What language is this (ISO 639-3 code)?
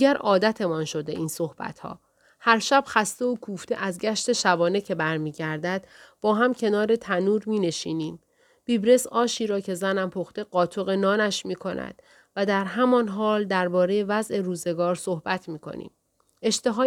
fas